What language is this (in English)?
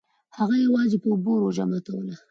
Pashto